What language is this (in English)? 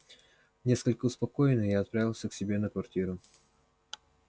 Russian